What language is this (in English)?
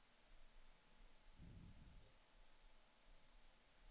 Swedish